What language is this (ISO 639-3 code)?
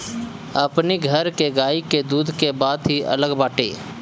bho